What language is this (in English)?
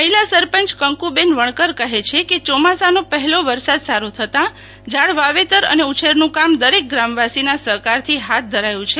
Gujarati